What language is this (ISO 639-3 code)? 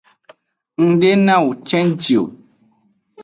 ajg